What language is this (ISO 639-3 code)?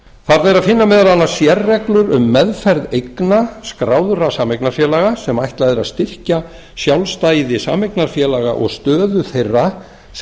isl